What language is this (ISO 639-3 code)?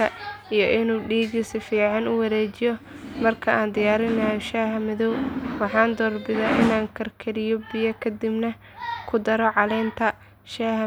som